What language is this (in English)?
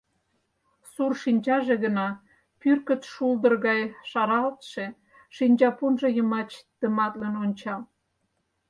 Mari